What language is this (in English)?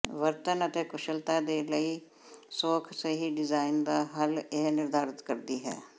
Punjabi